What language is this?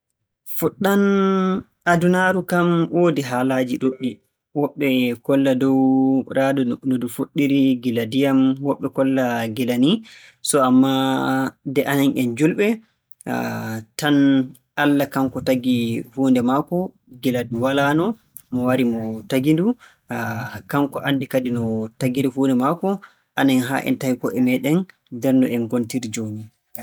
Borgu Fulfulde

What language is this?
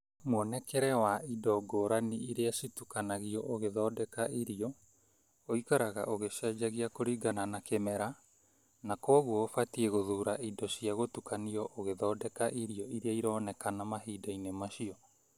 Kikuyu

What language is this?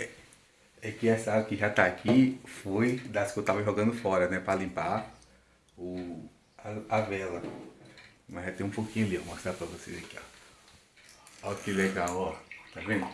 Portuguese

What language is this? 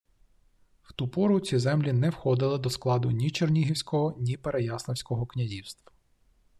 Ukrainian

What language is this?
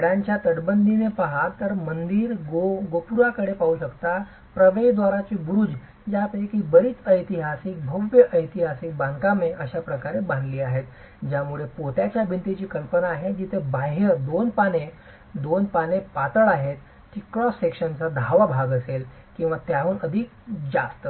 Marathi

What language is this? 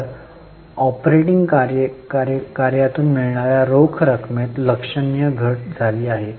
Marathi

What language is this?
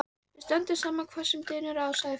Icelandic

